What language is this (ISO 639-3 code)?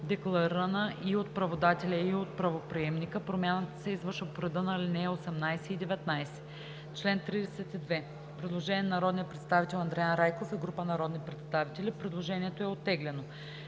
bul